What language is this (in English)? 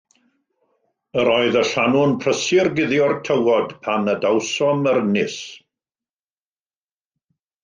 Welsh